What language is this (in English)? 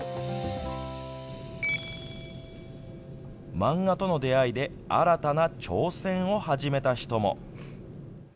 Japanese